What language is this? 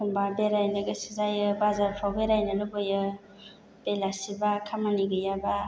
Bodo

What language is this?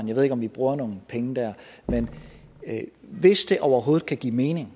Danish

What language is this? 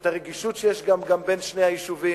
Hebrew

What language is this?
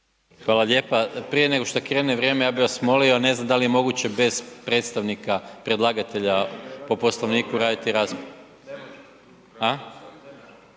Croatian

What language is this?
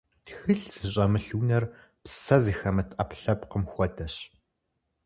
Kabardian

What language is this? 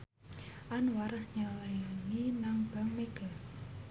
Javanese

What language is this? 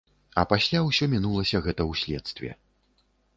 Belarusian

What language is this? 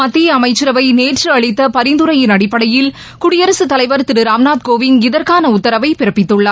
Tamil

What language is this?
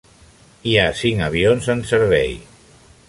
Catalan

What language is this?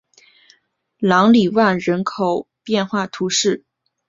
Chinese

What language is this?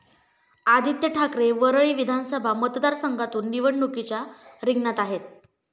Marathi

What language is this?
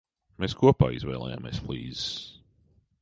Latvian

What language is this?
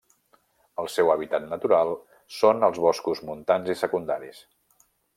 Catalan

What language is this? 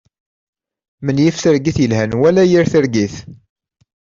Kabyle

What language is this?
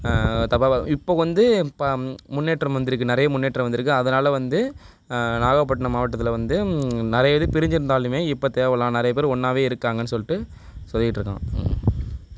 Tamil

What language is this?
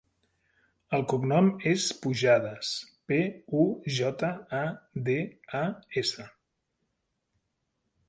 Catalan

